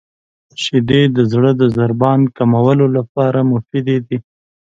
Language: Pashto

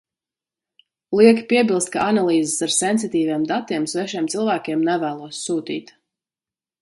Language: Latvian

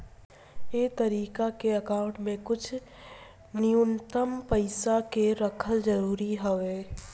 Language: Bhojpuri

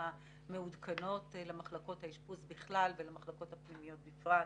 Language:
Hebrew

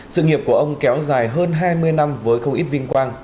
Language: Vietnamese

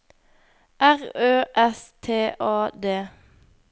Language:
Norwegian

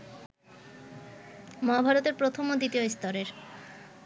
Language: Bangla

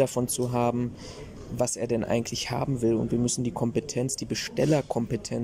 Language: German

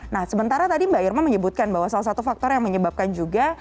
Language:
Indonesian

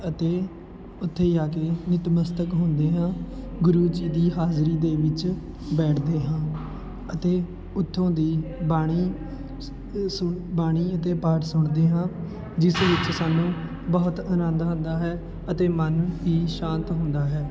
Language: Punjabi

